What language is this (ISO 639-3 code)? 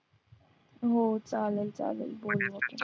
mar